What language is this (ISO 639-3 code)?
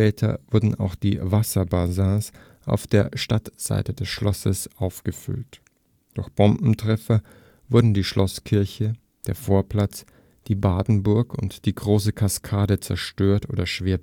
deu